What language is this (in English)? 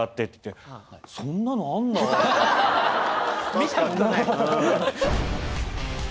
Japanese